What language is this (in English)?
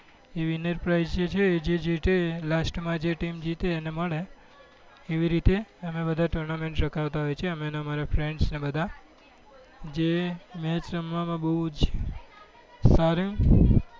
Gujarati